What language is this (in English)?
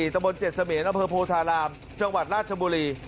Thai